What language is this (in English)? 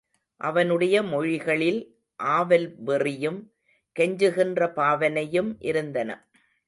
Tamil